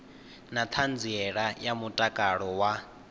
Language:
Venda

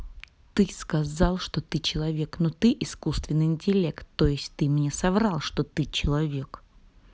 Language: Russian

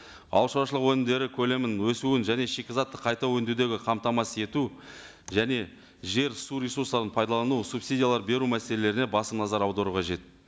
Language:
Kazakh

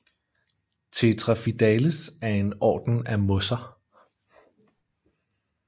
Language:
Danish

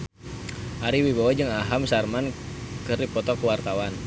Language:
Sundanese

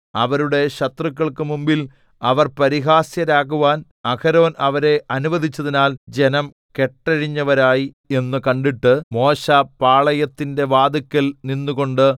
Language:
Malayalam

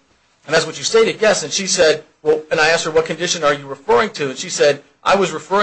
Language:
English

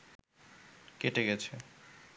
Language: Bangla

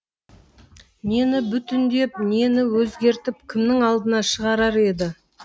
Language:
Kazakh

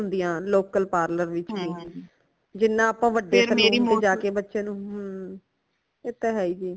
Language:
Punjabi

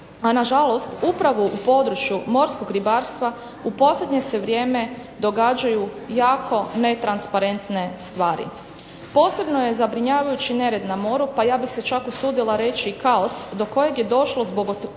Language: Croatian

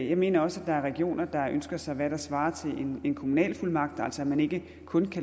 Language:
Danish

